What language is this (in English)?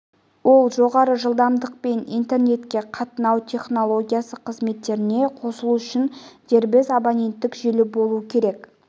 Kazakh